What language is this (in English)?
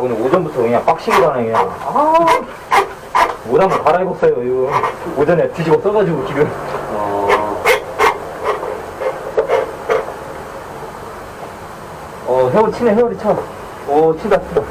Korean